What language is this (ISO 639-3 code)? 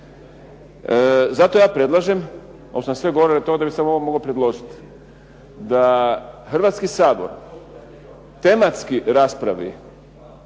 hrv